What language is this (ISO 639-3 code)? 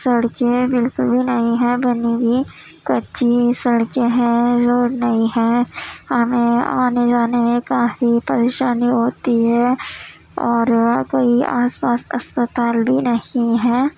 urd